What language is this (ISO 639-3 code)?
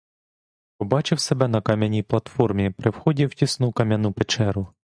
ukr